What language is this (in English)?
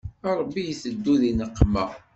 Kabyle